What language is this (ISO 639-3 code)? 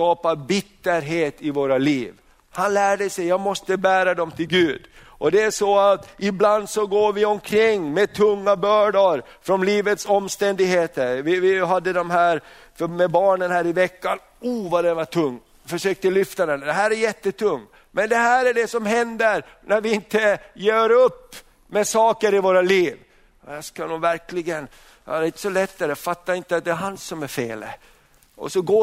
swe